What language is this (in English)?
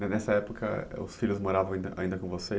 Portuguese